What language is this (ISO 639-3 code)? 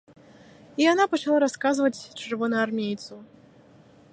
bel